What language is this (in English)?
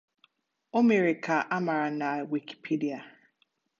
Igbo